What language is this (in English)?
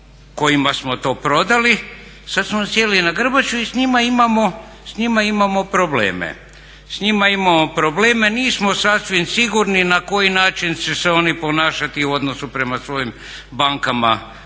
Croatian